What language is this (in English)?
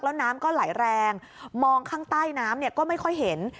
Thai